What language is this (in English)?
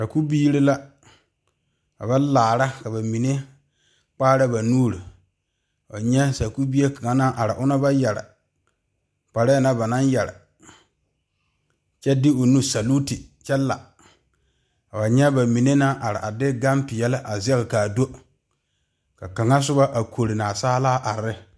Southern Dagaare